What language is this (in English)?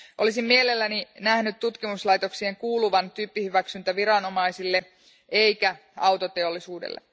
Finnish